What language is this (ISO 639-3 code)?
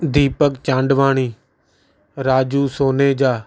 snd